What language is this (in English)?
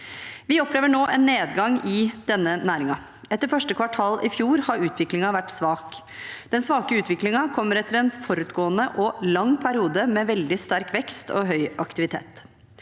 Norwegian